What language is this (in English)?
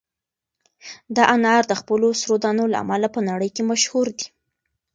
Pashto